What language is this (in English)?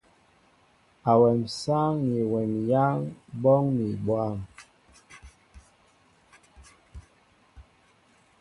Mbo (Cameroon)